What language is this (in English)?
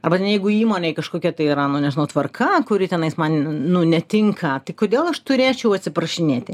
Lithuanian